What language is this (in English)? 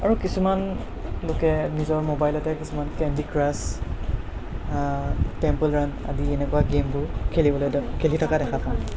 Assamese